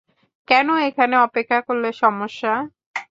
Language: Bangla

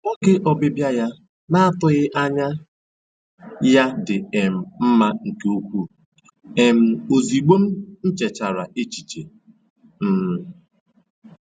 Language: Igbo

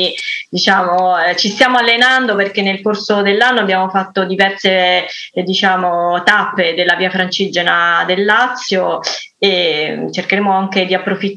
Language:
Italian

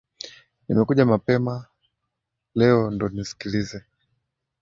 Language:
Swahili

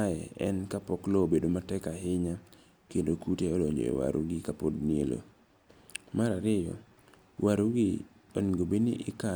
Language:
Luo (Kenya and Tanzania)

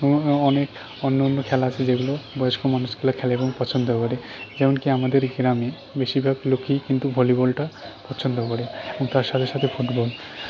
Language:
Bangla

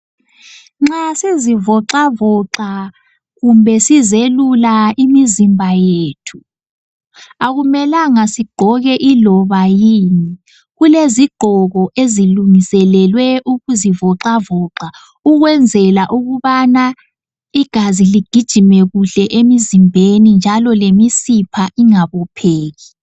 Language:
North Ndebele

